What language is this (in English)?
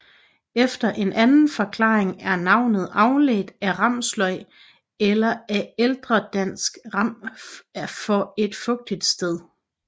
Danish